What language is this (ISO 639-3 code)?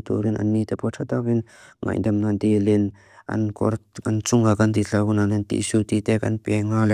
lus